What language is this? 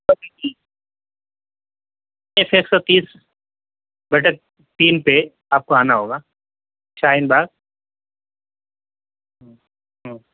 Urdu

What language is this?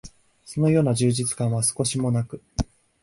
Japanese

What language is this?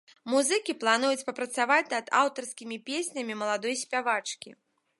Belarusian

